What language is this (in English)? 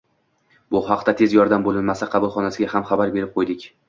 Uzbek